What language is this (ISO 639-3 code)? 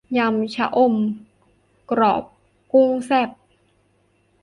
tha